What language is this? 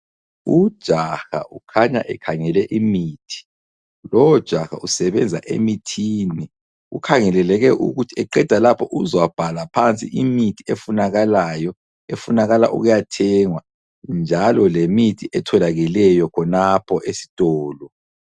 North Ndebele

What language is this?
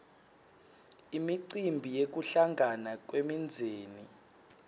Swati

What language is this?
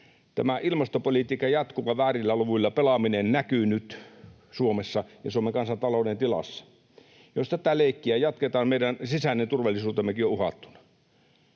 Finnish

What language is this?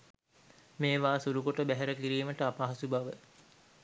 Sinhala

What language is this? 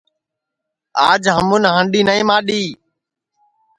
Sansi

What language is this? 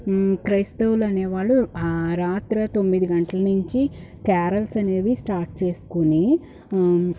Telugu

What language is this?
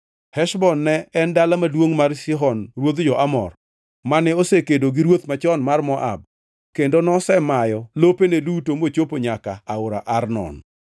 Luo (Kenya and Tanzania)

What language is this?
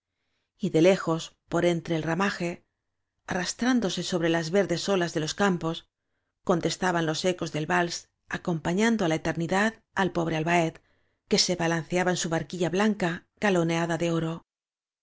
Spanish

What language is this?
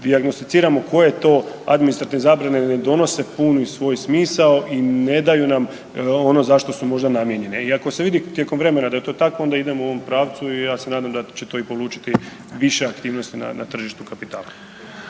Croatian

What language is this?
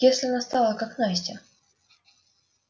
Russian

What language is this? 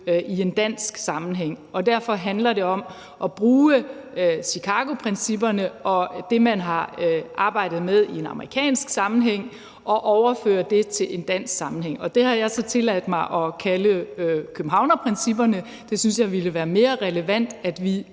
Danish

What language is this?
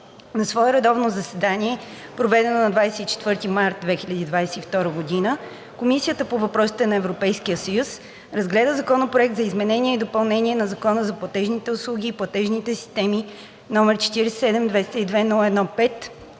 Bulgarian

